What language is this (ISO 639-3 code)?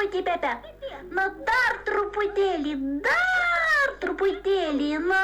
lit